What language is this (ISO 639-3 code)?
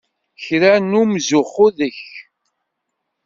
kab